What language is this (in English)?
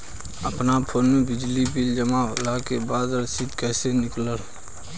Bhojpuri